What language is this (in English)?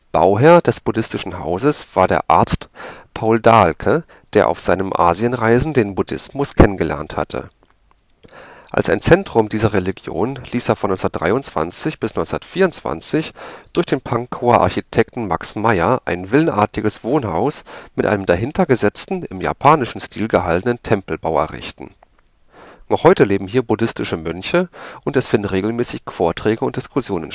German